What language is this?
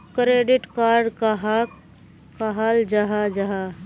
Magahi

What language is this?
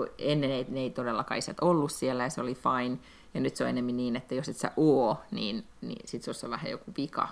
Finnish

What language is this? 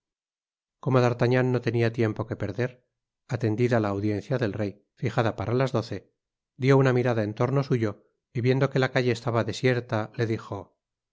Spanish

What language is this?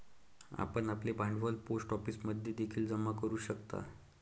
Marathi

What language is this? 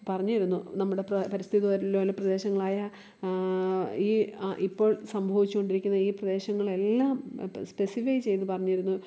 Malayalam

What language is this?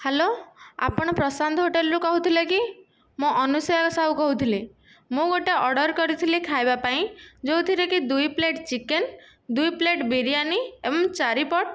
Odia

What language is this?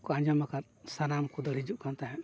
Santali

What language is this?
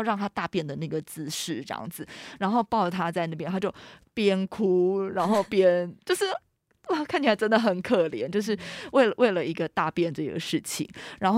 Chinese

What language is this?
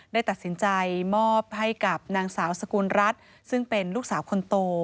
Thai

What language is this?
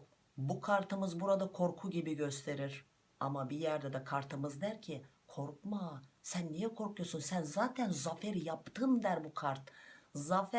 Turkish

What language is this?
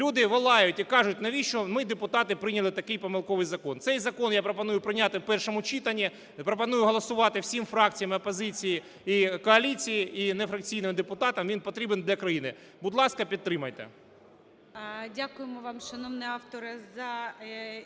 Ukrainian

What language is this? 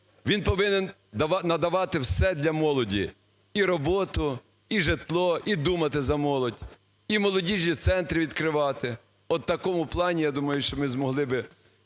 Ukrainian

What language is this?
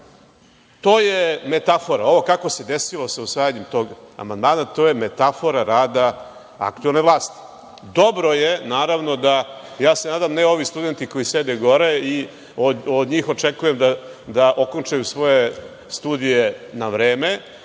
Serbian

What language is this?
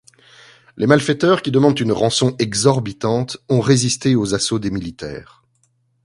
French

